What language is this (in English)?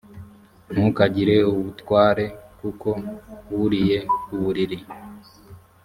Kinyarwanda